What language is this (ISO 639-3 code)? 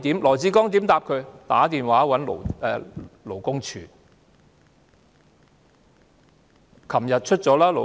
yue